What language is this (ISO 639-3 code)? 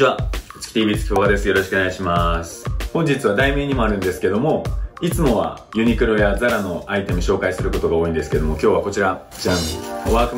jpn